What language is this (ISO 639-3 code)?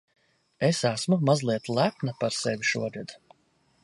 lav